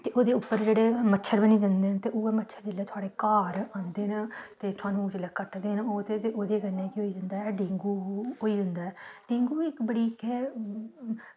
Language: Dogri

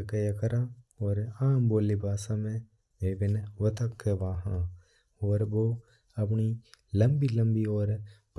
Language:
Mewari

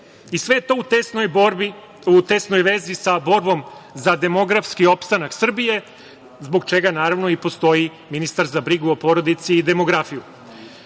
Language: Serbian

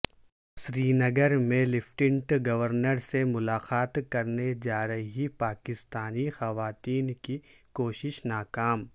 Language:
Urdu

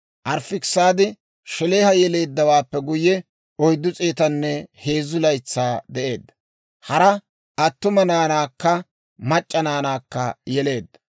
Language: Dawro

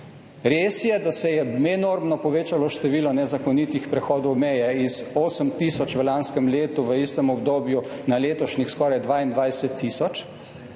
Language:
Slovenian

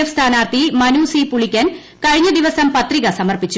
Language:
Malayalam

